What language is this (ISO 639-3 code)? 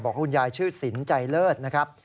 tha